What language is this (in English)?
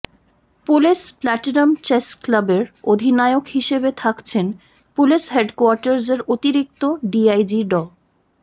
Bangla